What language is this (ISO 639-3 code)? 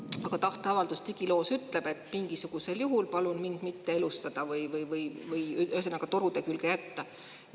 est